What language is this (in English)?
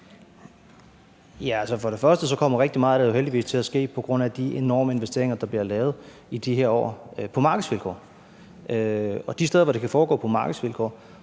Danish